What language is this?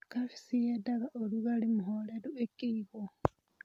Kikuyu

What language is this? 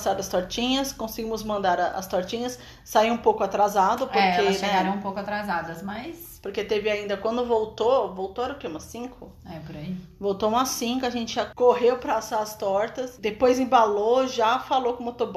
Portuguese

